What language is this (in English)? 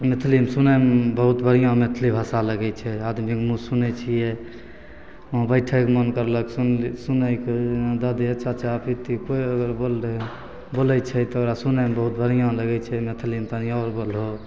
Maithili